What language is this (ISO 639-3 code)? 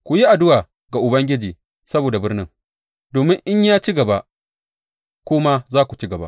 hau